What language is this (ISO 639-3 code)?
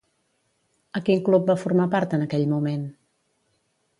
cat